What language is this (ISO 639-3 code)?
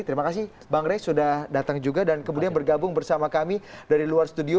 ind